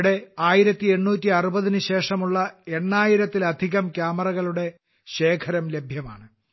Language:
Malayalam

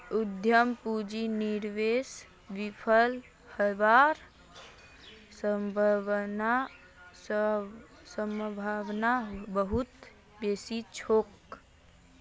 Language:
Magahi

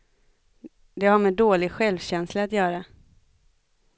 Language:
Swedish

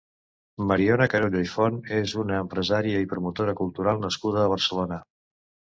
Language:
Catalan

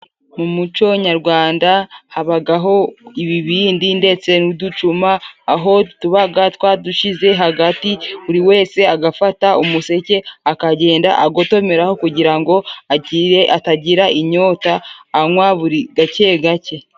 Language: Kinyarwanda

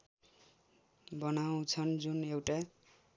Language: Nepali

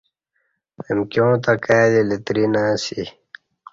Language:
Kati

